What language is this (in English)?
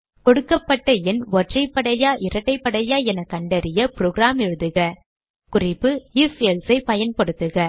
Tamil